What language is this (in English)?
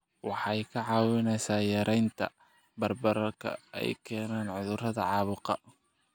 Somali